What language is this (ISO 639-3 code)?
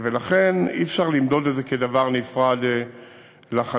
heb